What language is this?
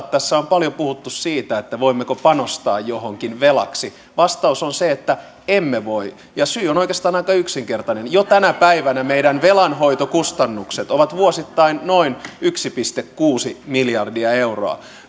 Finnish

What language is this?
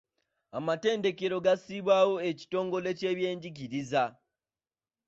Ganda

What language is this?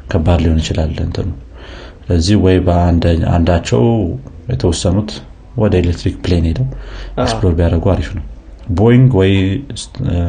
Amharic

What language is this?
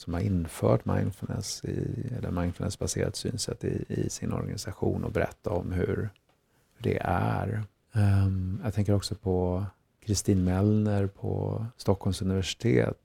Swedish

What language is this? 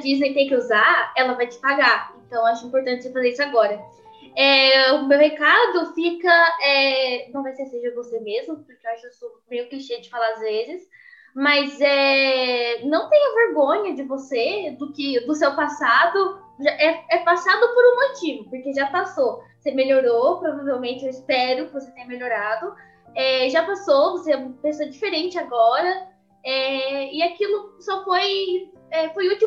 Portuguese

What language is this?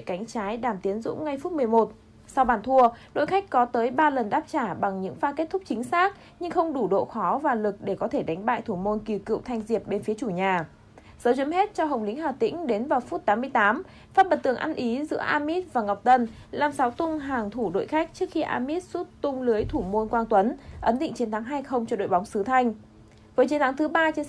Vietnamese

